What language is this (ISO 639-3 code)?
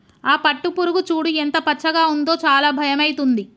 tel